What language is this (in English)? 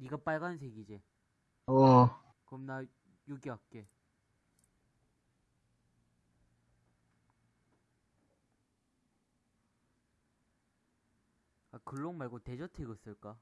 Korean